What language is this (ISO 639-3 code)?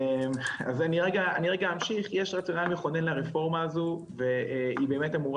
heb